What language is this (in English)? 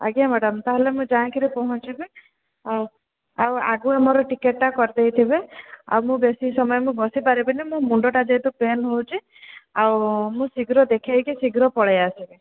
Odia